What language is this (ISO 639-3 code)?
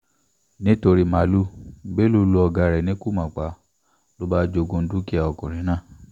yor